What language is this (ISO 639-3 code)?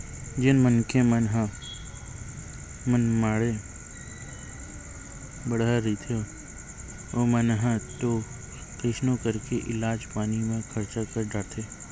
hne